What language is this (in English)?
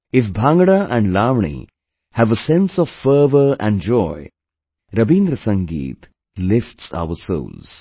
English